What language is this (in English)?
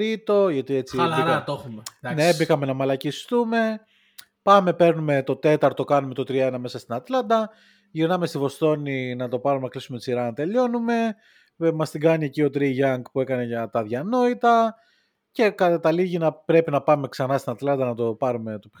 Greek